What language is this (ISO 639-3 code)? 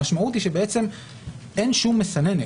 heb